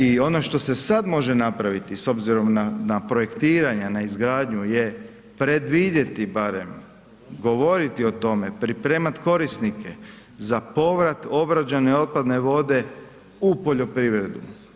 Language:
Croatian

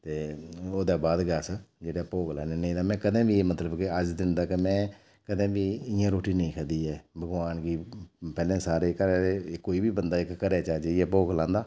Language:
Dogri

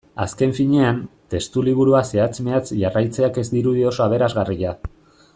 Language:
Basque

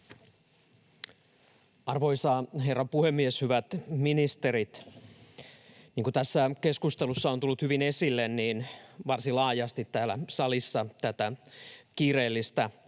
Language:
Finnish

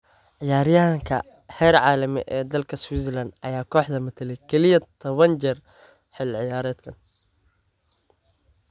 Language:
Somali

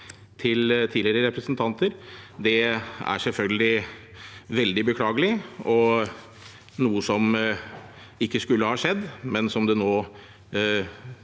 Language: Norwegian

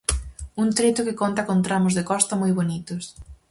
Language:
Galician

